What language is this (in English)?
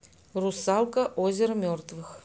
Russian